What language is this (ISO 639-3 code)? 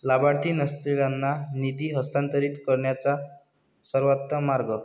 mar